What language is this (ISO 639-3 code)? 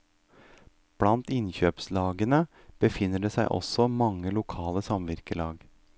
nor